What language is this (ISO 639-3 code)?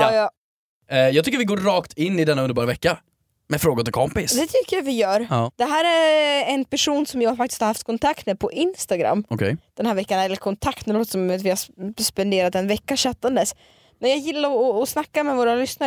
swe